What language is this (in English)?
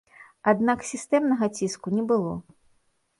Belarusian